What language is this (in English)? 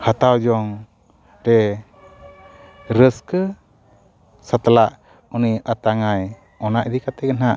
Santali